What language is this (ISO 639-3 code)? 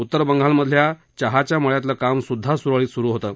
mar